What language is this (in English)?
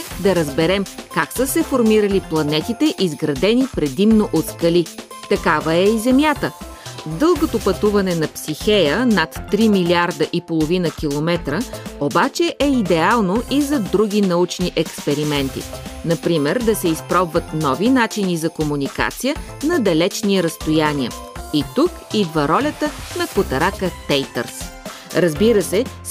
Bulgarian